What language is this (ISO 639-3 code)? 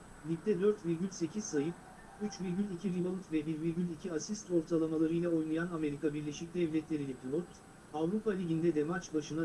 tur